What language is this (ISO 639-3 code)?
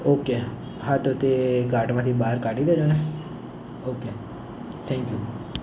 guj